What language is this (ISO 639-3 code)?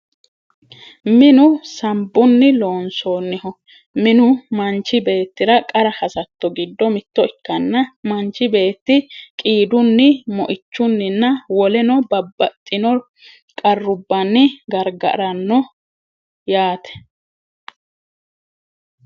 sid